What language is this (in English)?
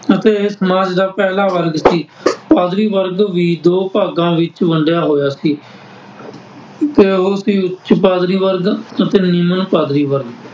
Punjabi